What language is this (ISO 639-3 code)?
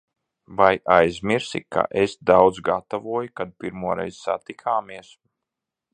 lav